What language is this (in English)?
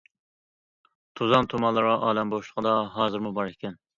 Uyghur